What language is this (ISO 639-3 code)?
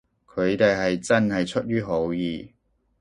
yue